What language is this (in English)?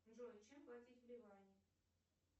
Russian